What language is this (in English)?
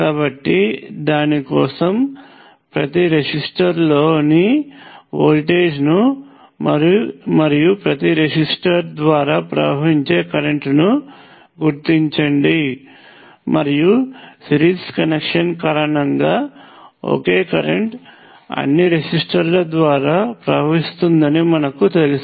Telugu